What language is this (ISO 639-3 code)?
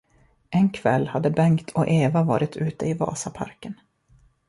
swe